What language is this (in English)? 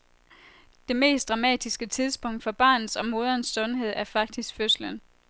Danish